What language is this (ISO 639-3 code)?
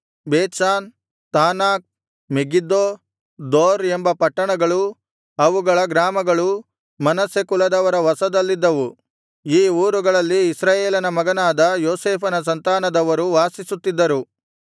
kan